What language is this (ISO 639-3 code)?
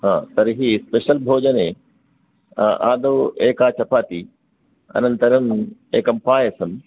san